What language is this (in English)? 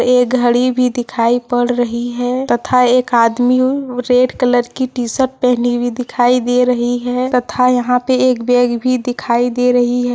Hindi